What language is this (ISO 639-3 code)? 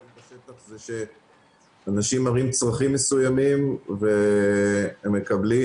heb